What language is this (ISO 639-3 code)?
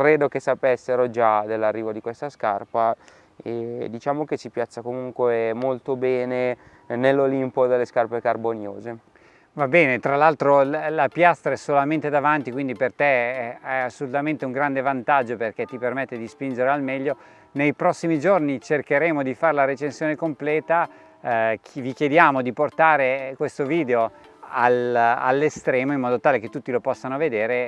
ita